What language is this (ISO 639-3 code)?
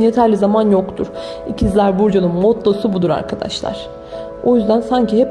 tur